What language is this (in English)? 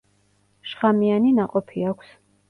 Georgian